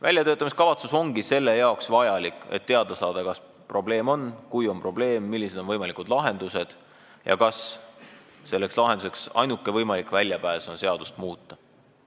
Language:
Estonian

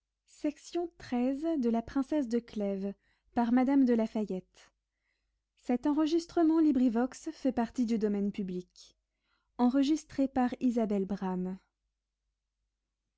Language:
French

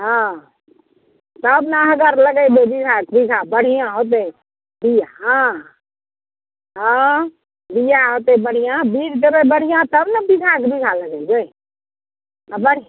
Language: Maithili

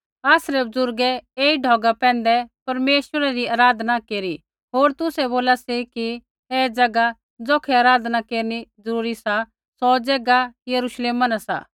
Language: Kullu Pahari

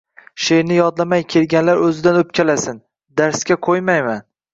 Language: Uzbek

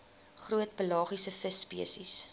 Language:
Afrikaans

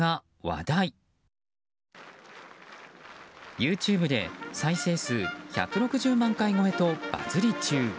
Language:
Japanese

